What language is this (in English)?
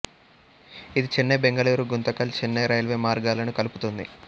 Telugu